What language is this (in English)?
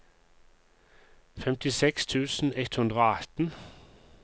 Norwegian